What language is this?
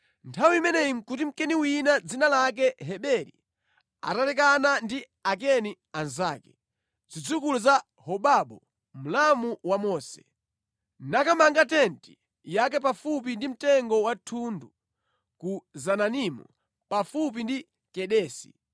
Nyanja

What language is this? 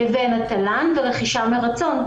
Hebrew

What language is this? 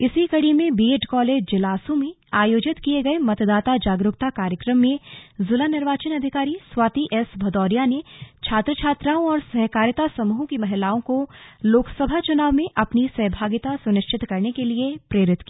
Hindi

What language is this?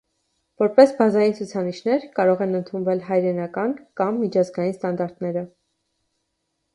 Armenian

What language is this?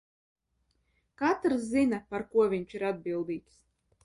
Latvian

